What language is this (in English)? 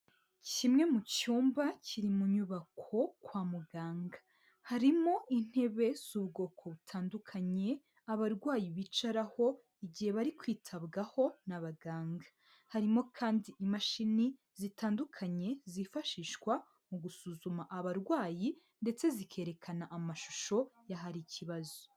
Kinyarwanda